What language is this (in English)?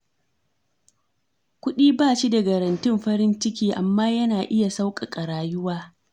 Hausa